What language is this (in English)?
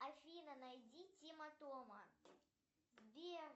Russian